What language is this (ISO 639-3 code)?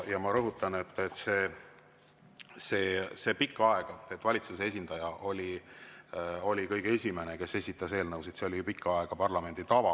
est